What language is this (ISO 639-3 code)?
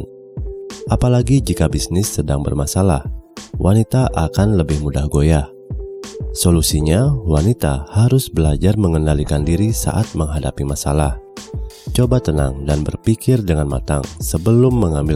ind